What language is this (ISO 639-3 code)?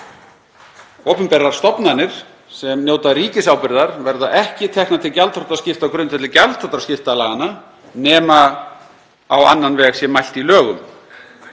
isl